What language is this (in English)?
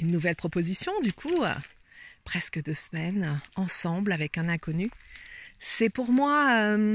French